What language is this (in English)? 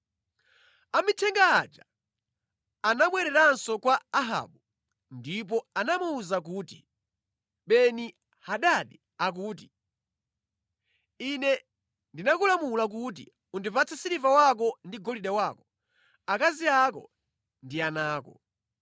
Nyanja